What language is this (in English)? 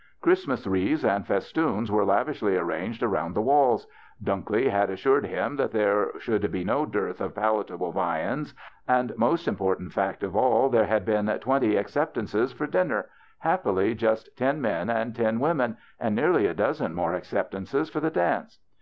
English